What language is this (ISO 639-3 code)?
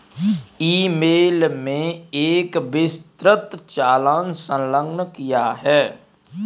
hin